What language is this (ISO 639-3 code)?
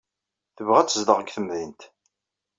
kab